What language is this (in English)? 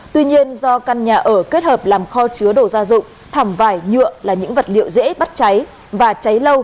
Vietnamese